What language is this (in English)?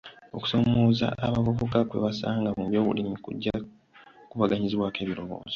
Ganda